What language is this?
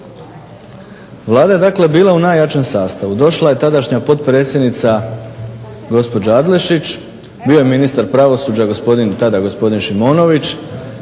Croatian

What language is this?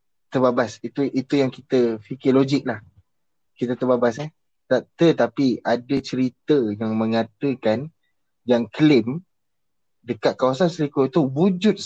Malay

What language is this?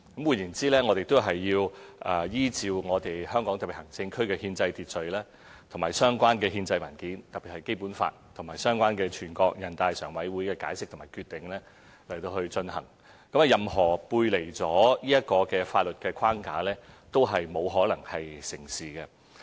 Cantonese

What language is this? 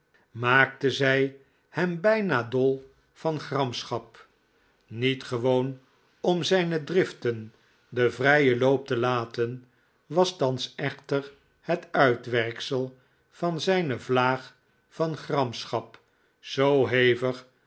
Dutch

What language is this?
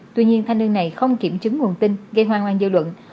Vietnamese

